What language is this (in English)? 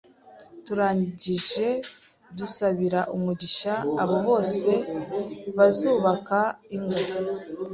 Kinyarwanda